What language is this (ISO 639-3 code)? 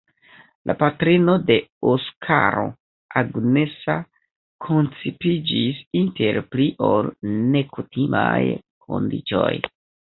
epo